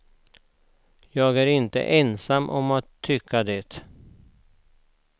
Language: Swedish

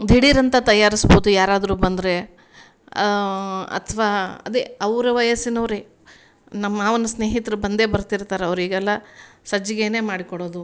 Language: Kannada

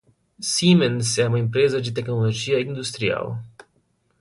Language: Portuguese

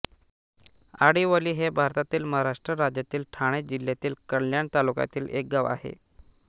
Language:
Marathi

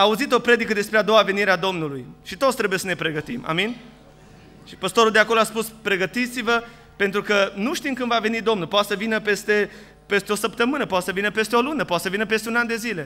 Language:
Romanian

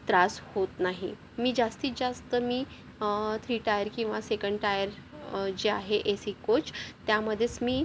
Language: Marathi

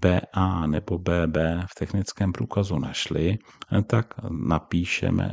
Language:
Czech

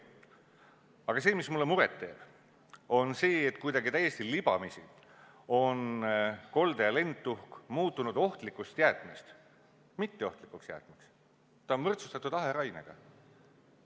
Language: Estonian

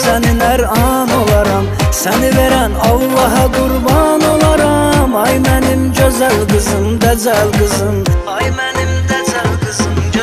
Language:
Turkish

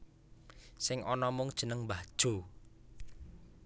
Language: Javanese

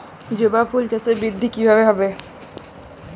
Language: Bangla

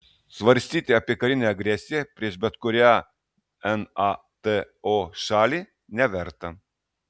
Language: Lithuanian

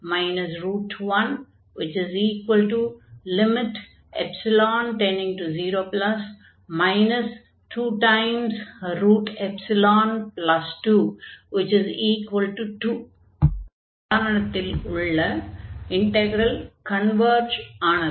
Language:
Tamil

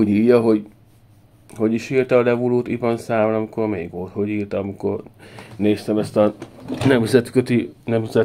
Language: Hungarian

